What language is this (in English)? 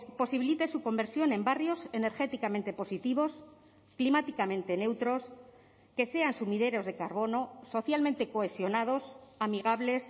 Spanish